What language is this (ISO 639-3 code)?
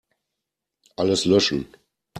deu